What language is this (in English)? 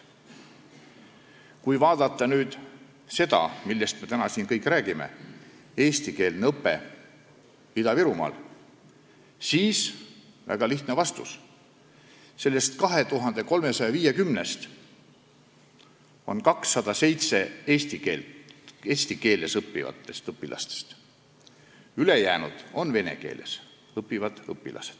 Estonian